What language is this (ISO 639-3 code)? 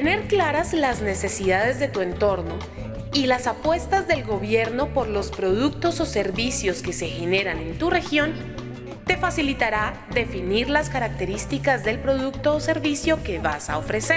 spa